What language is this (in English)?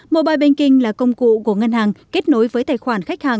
Vietnamese